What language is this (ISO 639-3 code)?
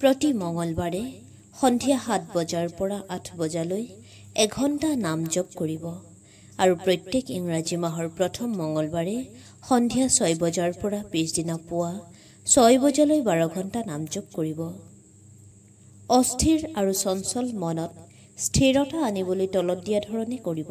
ben